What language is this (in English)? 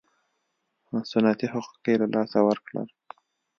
Pashto